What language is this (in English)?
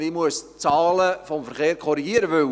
Swiss German